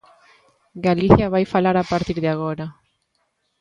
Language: Galician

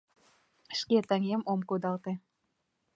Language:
Mari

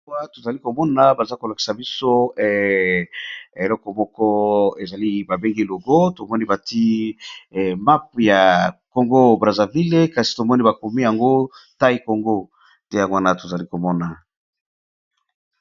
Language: Lingala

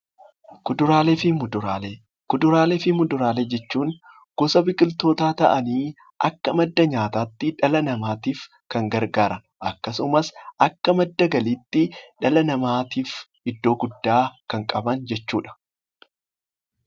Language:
Oromo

